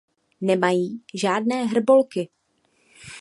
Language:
Czech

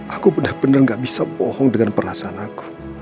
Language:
Indonesian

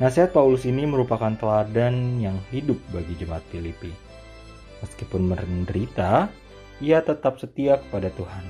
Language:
Indonesian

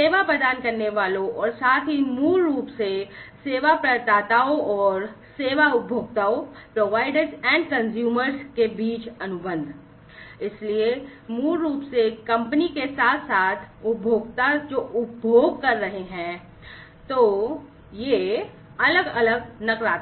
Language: Hindi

